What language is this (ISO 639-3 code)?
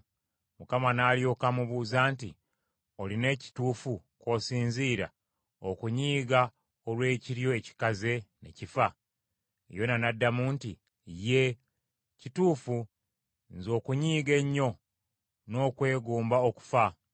lug